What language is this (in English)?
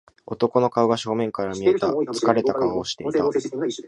Japanese